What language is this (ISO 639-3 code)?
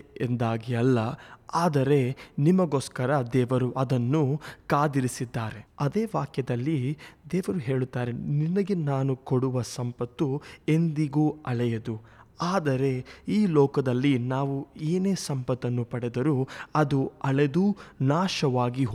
kan